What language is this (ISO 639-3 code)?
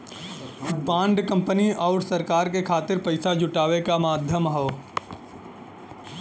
bho